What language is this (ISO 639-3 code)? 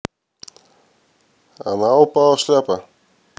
rus